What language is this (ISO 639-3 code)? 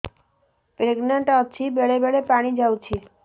ori